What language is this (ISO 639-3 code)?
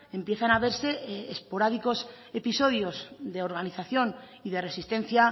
spa